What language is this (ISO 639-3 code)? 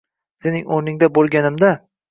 uzb